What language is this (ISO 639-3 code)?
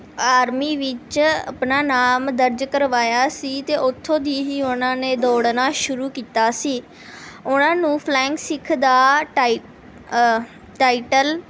pan